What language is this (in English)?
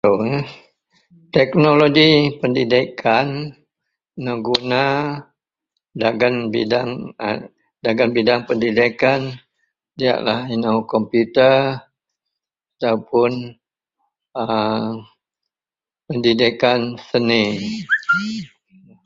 Central Melanau